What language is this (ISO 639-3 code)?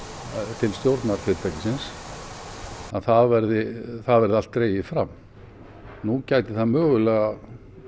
isl